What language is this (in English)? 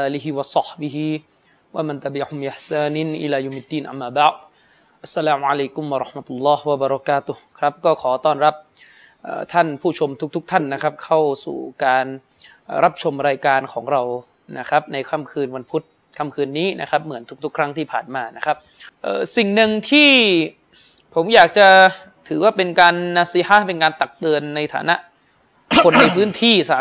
Thai